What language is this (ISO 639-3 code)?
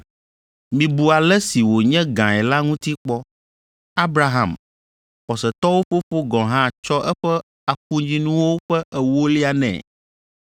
ewe